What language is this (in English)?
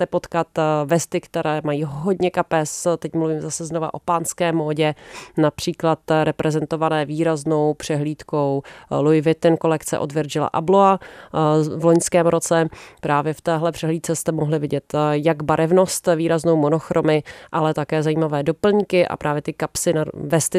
Czech